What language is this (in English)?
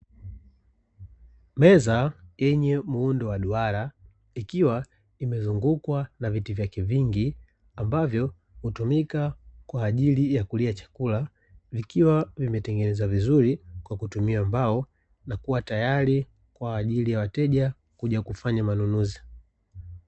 Swahili